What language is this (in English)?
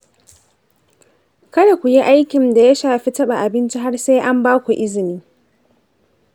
Hausa